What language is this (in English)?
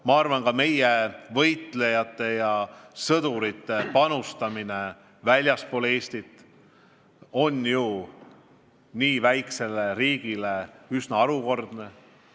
Estonian